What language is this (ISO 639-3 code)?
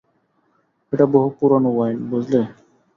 ben